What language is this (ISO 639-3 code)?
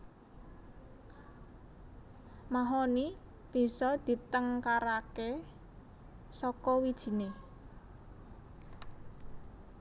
jav